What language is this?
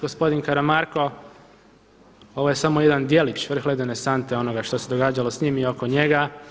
Croatian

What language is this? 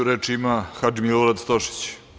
Serbian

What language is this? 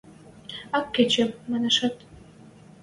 Western Mari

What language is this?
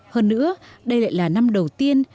Vietnamese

